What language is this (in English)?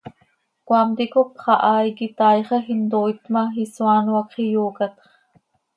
Seri